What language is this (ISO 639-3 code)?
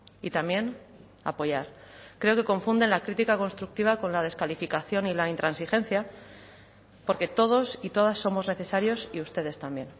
spa